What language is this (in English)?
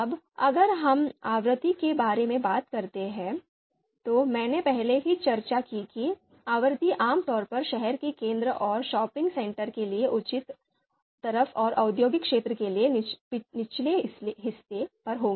Hindi